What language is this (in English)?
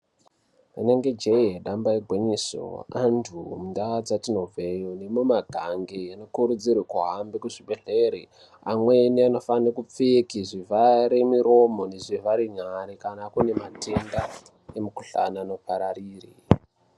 Ndau